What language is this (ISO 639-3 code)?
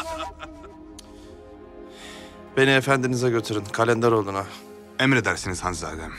tur